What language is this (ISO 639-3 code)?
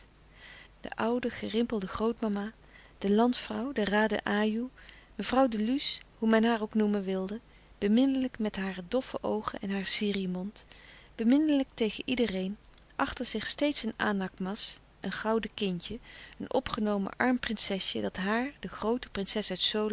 nld